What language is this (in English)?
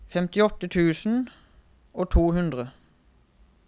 Norwegian